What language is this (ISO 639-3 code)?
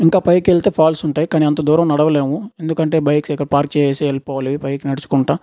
tel